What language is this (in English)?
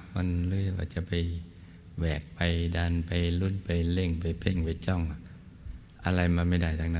Thai